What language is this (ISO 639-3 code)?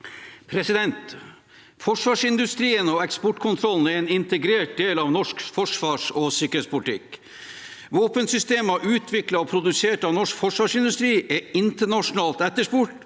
nor